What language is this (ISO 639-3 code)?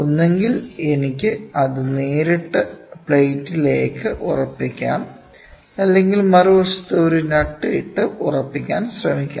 mal